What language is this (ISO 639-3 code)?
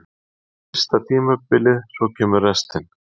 isl